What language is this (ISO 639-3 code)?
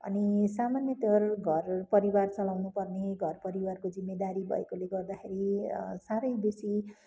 nep